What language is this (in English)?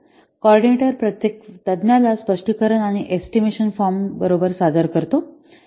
Marathi